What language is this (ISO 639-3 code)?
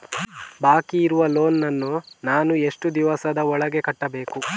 kan